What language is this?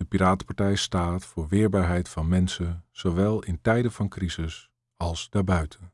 Dutch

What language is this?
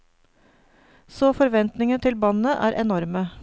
Norwegian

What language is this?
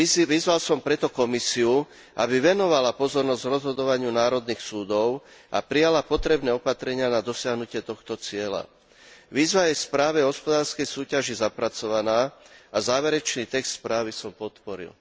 Slovak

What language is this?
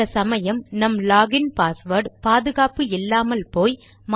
Tamil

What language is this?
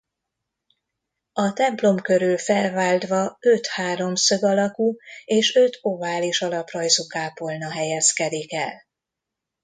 Hungarian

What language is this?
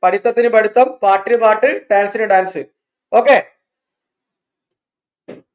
Malayalam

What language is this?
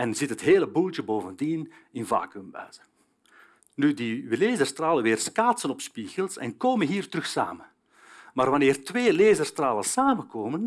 Dutch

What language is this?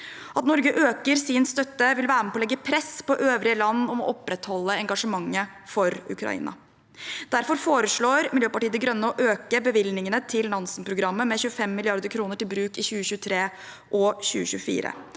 Norwegian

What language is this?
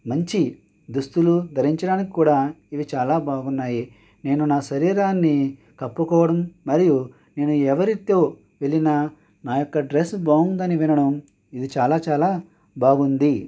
Telugu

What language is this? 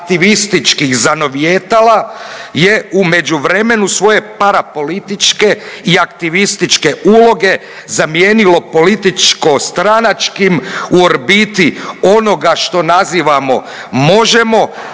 Croatian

